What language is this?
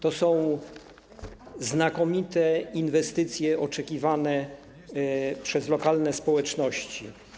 Polish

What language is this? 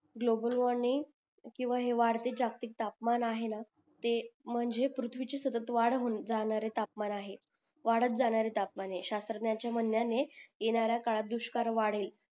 Marathi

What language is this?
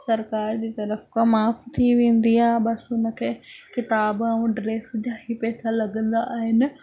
Sindhi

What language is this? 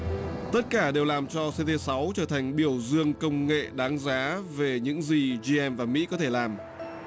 Vietnamese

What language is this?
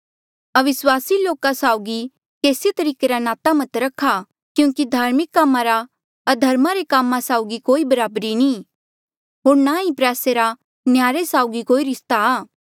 Mandeali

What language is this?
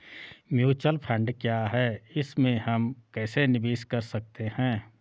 Hindi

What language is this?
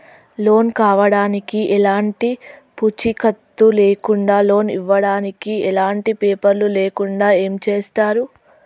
Telugu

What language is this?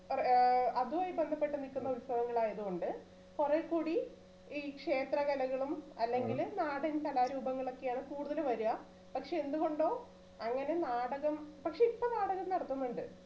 Malayalam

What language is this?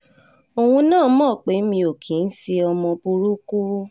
Yoruba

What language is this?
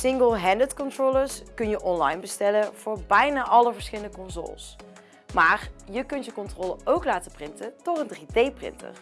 Dutch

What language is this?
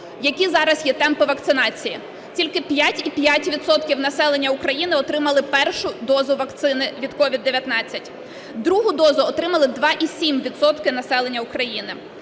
Ukrainian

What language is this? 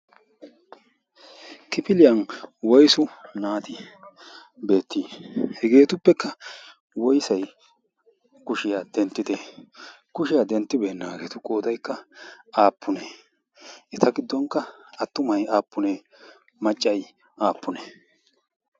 Wolaytta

